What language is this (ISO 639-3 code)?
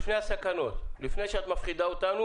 heb